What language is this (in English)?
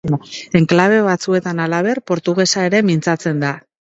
Basque